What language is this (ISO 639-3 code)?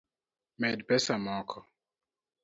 luo